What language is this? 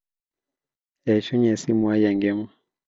Masai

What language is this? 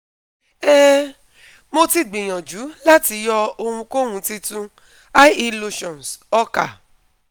Yoruba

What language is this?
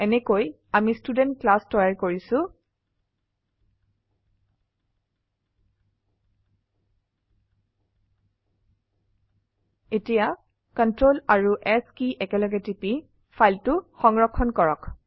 Assamese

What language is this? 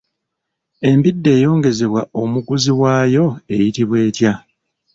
Ganda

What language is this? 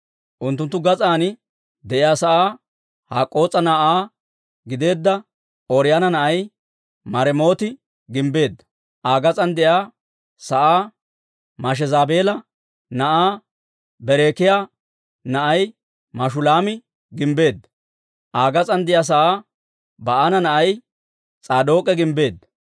Dawro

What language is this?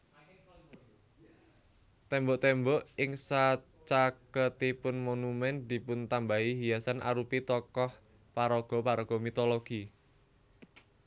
Javanese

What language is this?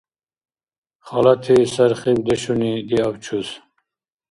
Dargwa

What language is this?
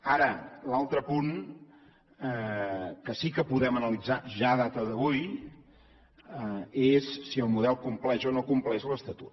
Catalan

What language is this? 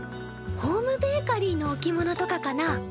Japanese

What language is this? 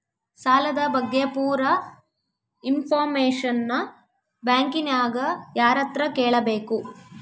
Kannada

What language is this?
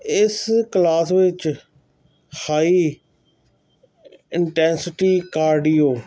Punjabi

